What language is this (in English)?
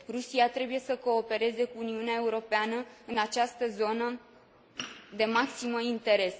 Romanian